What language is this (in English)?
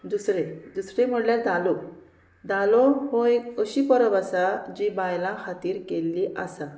Konkani